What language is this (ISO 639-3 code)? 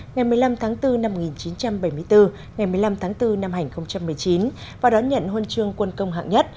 vie